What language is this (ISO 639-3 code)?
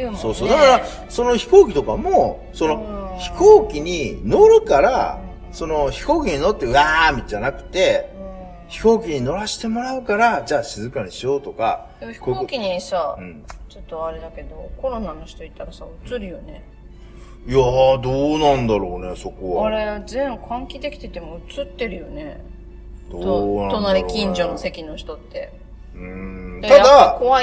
jpn